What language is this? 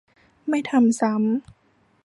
Thai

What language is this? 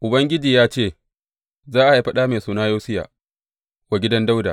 Hausa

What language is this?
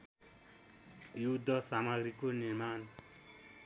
Nepali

